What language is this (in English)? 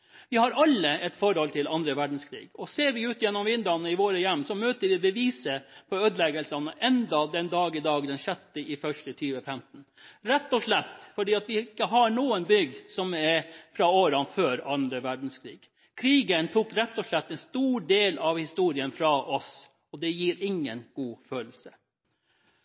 Norwegian Bokmål